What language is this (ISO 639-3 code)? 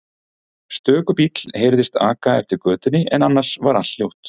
isl